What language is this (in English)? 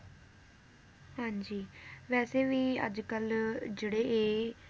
Punjabi